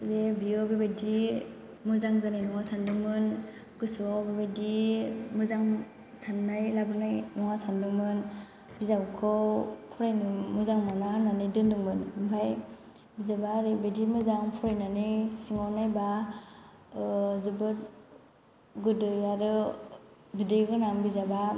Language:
Bodo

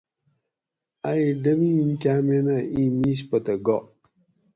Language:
Gawri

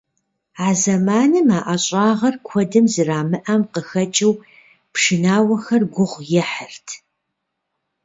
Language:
Kabardian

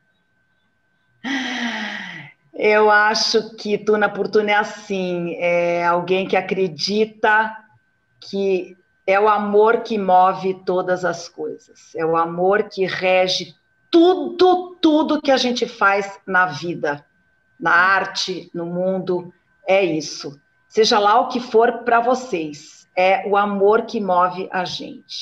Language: Portuguese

